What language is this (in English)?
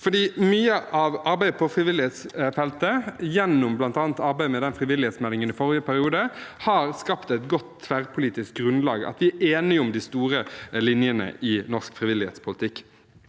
Norwegian